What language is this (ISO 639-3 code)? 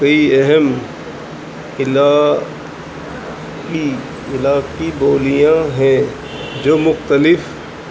urd